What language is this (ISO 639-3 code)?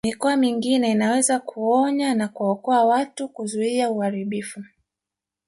swa